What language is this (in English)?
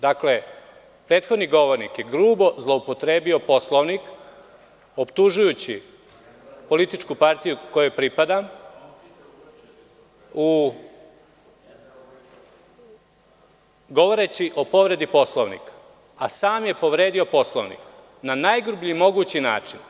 Serbian